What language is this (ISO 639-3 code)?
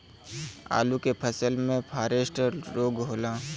bho